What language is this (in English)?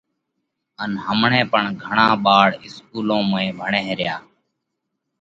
Parkari Koli